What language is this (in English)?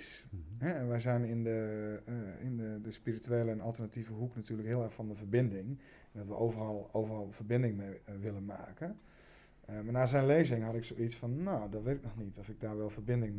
Dutch